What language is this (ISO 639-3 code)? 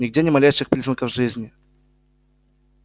rus